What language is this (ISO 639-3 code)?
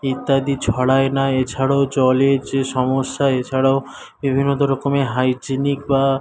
ben